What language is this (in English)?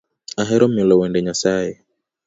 Luo (Kenya and Tanzania)